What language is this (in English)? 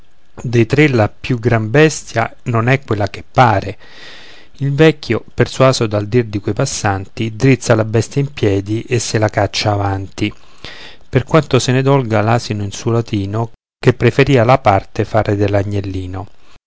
Italian